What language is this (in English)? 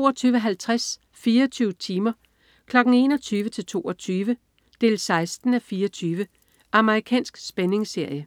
Danish